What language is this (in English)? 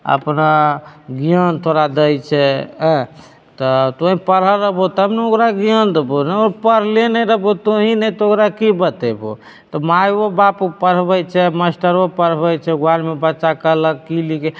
Maithili